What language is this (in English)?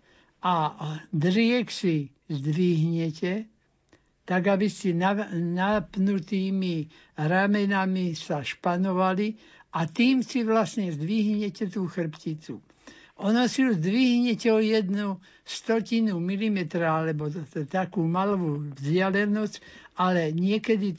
Slovak